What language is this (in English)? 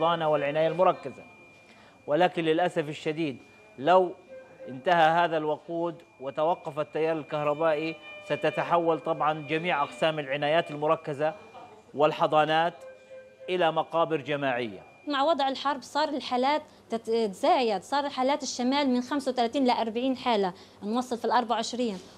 Arabic